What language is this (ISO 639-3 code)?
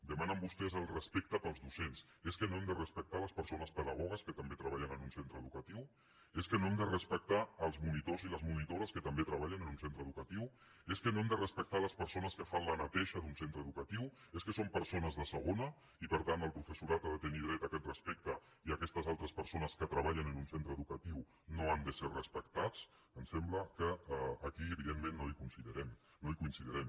cat